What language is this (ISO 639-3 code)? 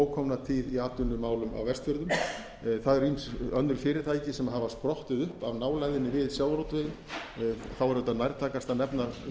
isl